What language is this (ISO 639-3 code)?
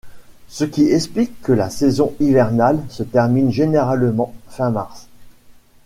fra